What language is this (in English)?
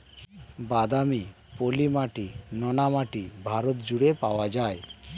Bangla